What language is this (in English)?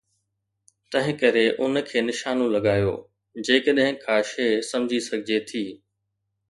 Sindhi